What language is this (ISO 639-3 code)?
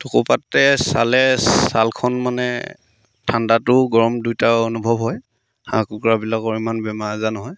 asm